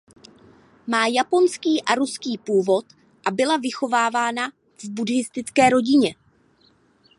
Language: Czech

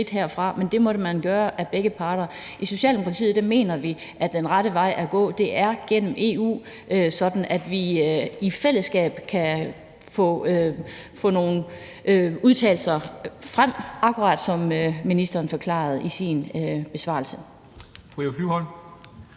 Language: Danish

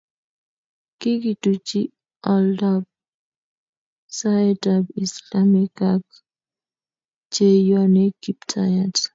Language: Kalenjin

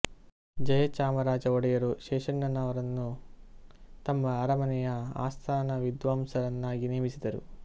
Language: Kannada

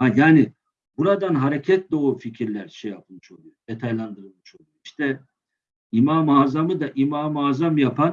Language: Turkish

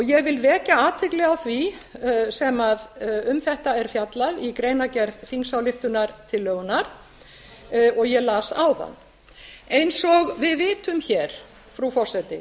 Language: Icelandic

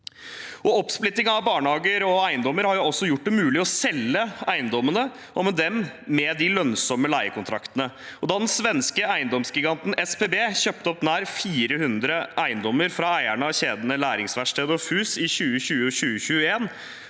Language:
Norwegian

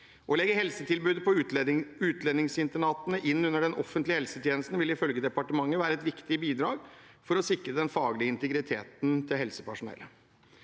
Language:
Norwegian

